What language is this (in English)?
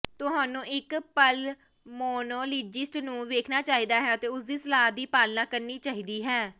Punjabi